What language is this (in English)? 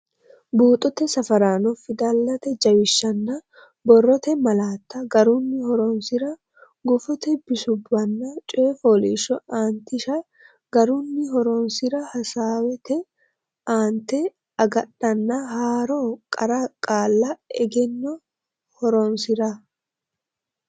Sidamo